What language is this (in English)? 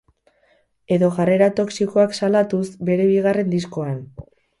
Basque